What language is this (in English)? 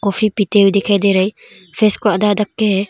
Hindi